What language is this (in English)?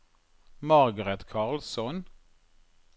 Norwegian